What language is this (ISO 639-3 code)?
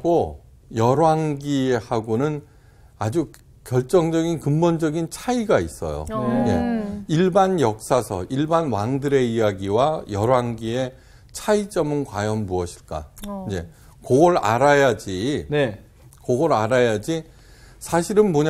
kor